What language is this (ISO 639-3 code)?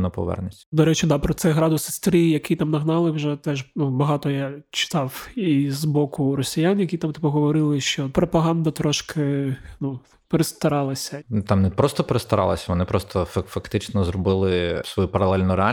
ukr